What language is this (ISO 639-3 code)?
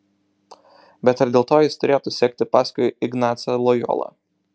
lit